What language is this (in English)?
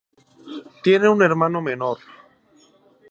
Spanish